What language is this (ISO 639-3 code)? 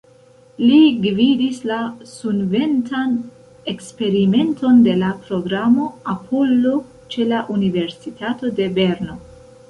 epo